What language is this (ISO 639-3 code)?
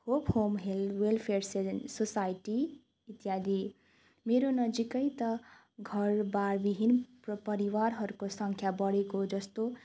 nep